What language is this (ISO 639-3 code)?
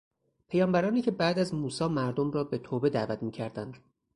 fas